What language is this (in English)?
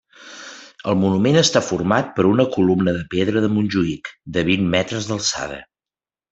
Catalan